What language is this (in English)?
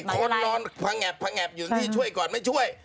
Thai